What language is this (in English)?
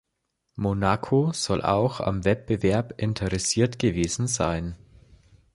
German